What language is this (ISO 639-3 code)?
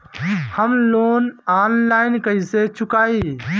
bho